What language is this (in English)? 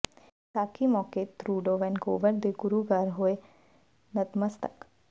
Punjabi